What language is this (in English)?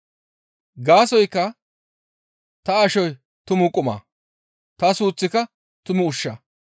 Gamo